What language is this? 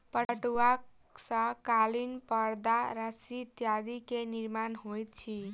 Maithili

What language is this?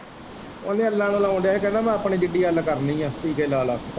Punjabi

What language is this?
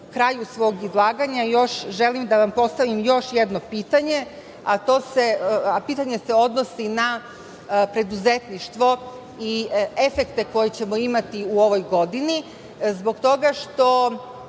Serbian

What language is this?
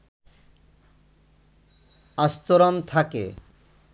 Bangla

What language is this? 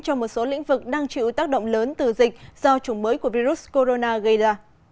Vietnamese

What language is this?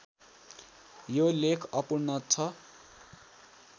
Nepali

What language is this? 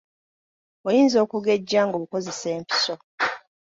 Ganda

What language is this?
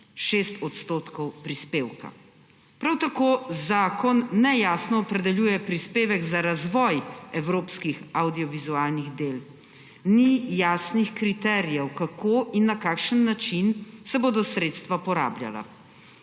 Slovenian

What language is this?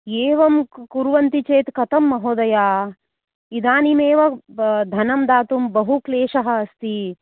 Sanskrit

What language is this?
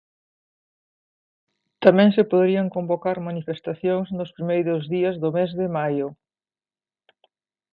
Galician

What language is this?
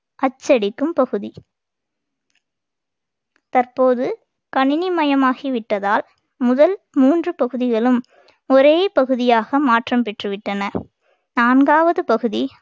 Tamil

